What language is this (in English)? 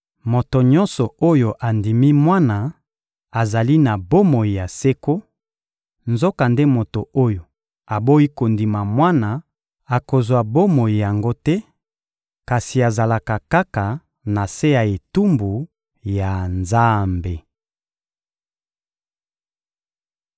Lingala